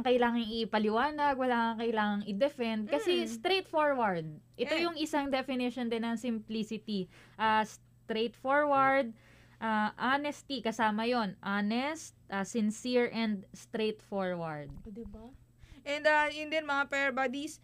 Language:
Filipino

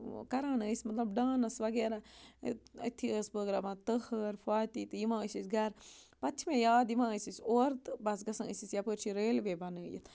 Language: Kashmiri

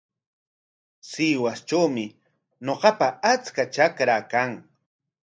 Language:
Corongo Ancash Quechua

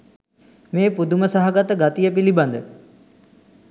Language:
Sinhala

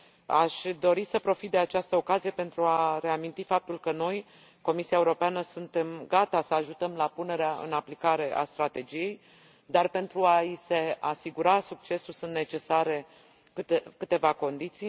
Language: Romanian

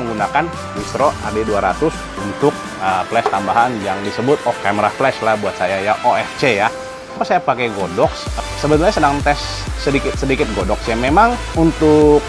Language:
Indonesian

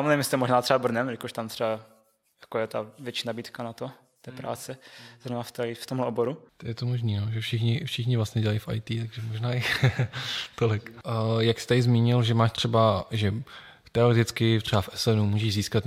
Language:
Czech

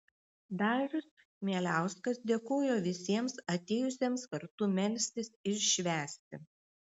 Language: Lithuanian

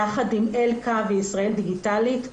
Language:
Hebrew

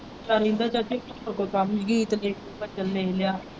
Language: Punjabi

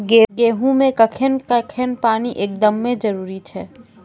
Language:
Maithili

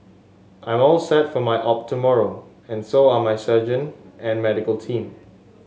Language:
English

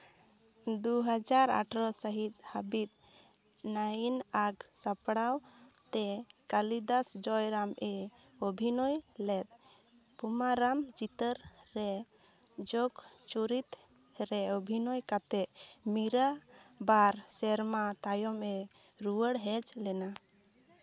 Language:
Santali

